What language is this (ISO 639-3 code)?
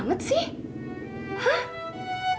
ind